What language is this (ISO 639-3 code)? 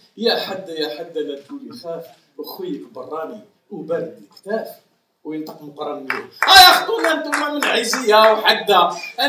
ara